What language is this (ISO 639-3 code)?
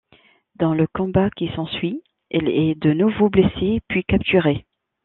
fra